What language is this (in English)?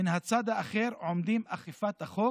Hebrew